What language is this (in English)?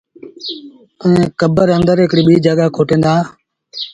Sindhi Bhil